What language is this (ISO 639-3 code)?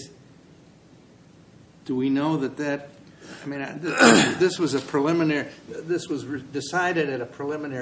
eng